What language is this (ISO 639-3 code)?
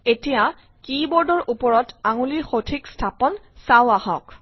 asm